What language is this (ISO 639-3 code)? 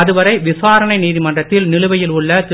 tam